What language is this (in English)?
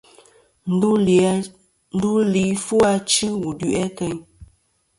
Kom